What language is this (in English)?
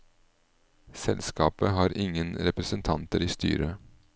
Norwegian